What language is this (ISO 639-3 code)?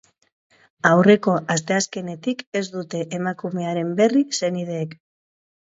eus